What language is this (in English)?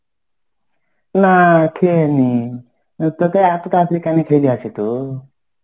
Bangla